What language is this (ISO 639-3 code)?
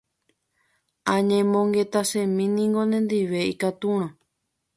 grn